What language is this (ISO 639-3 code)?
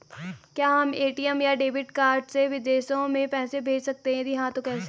hin